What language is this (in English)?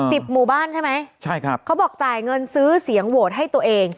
Thai